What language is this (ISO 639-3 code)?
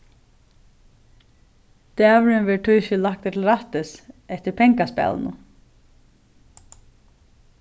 fao